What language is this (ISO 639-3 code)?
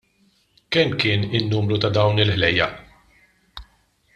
mlt